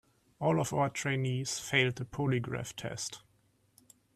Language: English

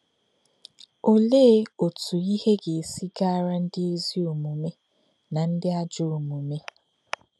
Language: Igbo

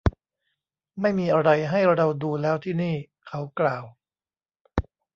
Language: Thai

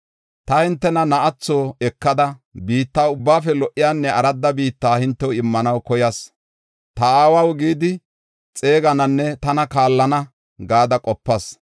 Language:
Gofa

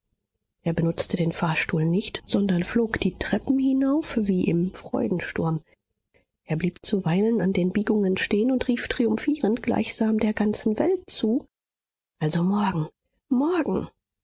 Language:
German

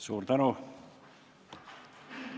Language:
Estonian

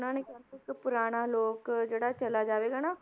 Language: Punjabi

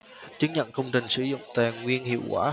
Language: Vietnamese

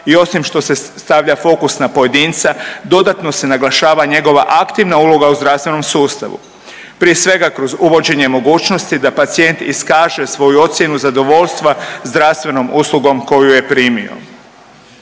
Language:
Croatian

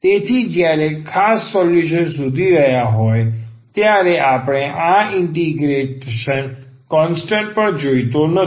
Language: Gujarati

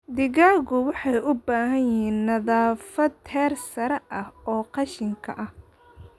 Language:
Somali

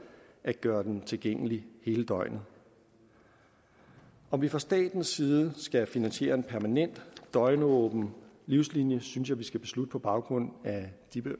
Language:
Danish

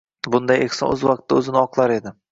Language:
Uzbek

